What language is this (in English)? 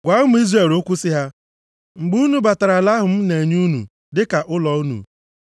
Igbo